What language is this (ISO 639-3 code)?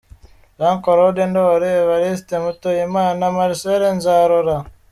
kin